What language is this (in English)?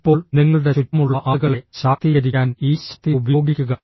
Malayalam